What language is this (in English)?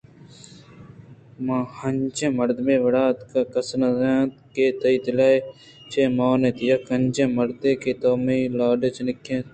Eastern Balochi